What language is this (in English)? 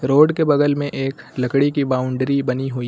Hindi